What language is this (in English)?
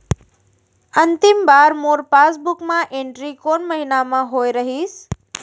Chhattisgarhi